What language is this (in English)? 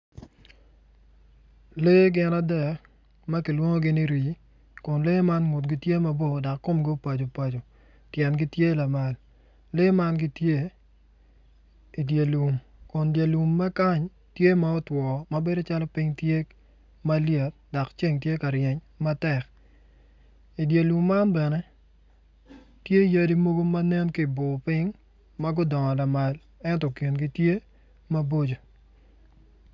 Acoli